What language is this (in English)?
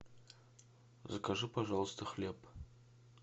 Russian